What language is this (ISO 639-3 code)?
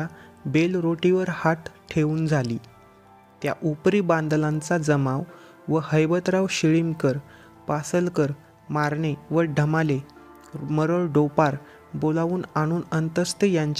ron